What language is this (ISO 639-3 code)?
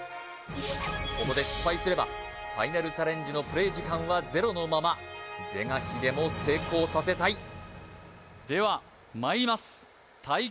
jpn